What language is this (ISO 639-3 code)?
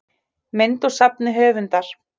isl